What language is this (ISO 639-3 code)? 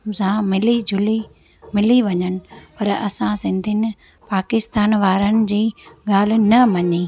snd